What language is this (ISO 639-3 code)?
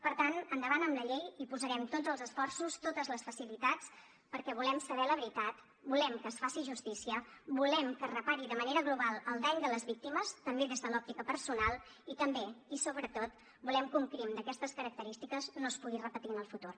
cat